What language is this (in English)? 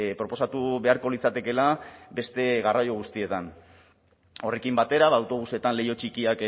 Basque